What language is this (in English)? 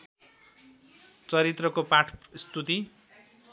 Nepali